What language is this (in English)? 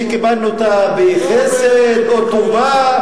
Hebrew